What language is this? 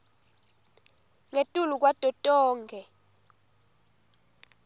Swati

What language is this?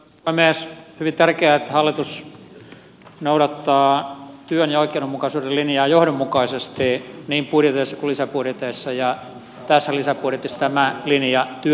Finnish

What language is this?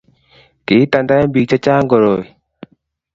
Kalenjin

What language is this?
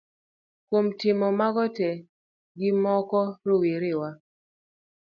Luo (Kenya and Tanzania)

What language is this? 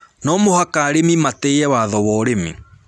Kikuyu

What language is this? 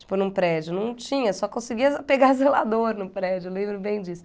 Portuguese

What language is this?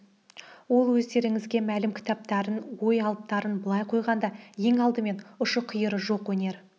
Kazakh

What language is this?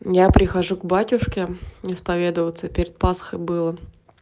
Russian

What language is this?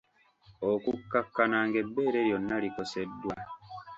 Ganda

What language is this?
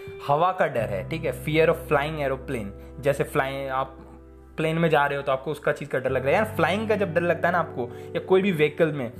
Hindi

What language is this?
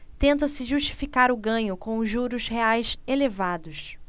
Portuguese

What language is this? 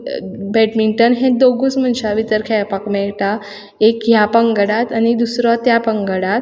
Konkani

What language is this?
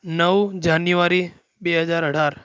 Gujarati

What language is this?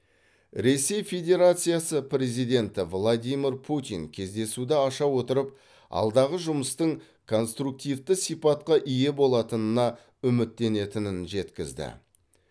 Kazakh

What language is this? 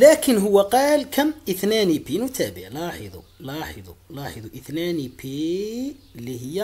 Arabic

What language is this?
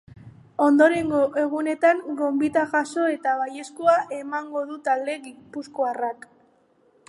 Basque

